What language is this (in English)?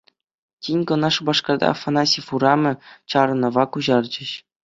Chuvash